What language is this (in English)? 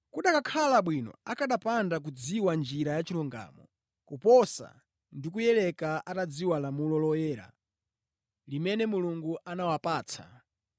Nyanja